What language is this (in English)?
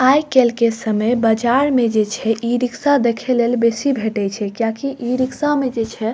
Maithili